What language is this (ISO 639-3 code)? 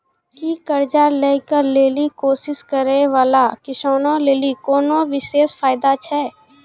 mai